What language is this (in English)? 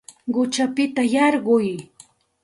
Santa Ana de Tusi Pasco Quechua